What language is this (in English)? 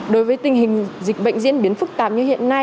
Vietnamese